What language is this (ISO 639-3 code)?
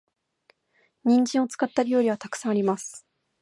jpn